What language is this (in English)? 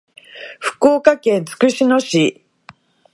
Japanese